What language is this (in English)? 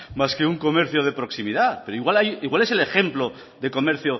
Spanish